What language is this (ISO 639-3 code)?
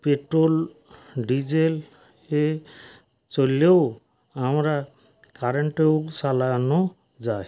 ben